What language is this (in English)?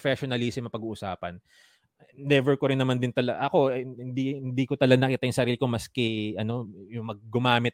Filipino